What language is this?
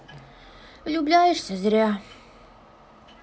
Russian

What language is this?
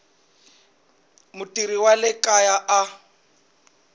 Tsonga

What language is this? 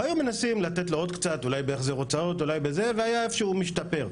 Hebrew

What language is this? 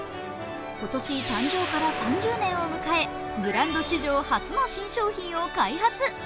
Japanese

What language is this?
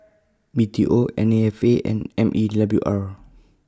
English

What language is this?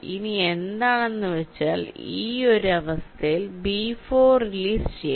Malayalam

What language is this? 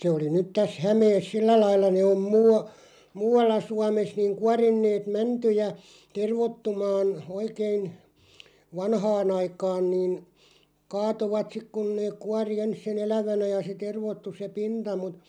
Finnish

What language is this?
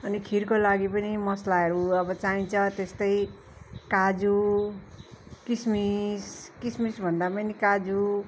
Nepali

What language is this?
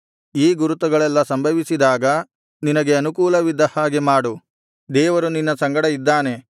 Kannada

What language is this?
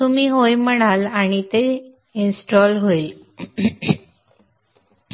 Marathi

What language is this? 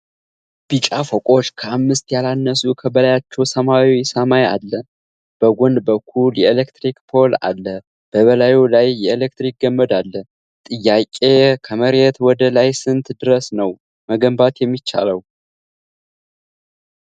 Amharic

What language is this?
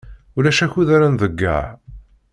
Kabyle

